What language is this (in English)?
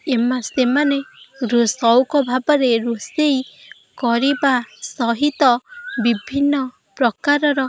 Odia